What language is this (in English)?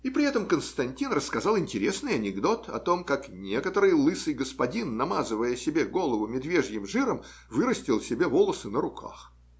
Russian